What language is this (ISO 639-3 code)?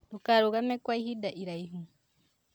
kik